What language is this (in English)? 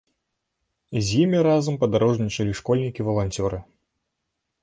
Belarusian